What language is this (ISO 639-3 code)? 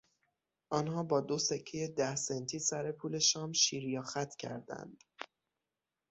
fas